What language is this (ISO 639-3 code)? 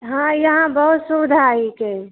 mai